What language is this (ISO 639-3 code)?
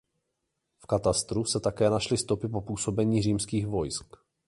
ces